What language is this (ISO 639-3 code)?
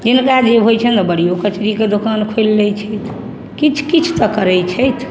mai